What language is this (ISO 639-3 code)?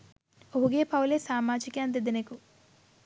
sin